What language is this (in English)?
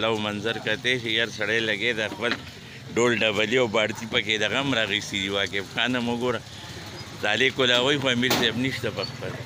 Arabic